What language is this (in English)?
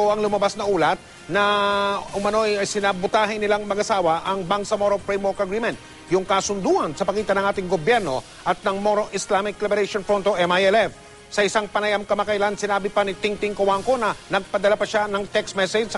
Filipino